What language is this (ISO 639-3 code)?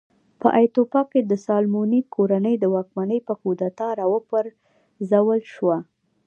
pus